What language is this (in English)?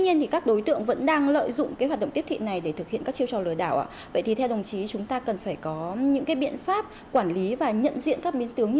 Vietnamese